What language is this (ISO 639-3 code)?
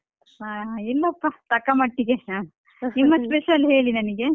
kan